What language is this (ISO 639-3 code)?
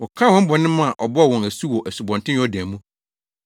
aka